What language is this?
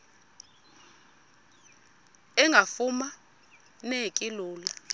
Xhosa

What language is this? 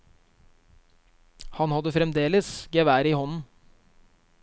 Norwegian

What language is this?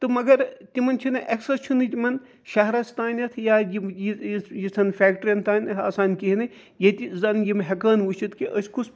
Kashmiri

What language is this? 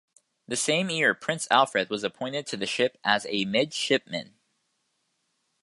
English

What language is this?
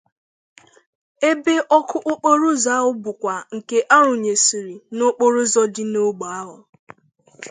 Igbo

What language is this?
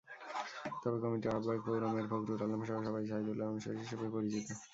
Bangla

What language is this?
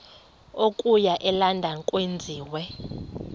Xhosa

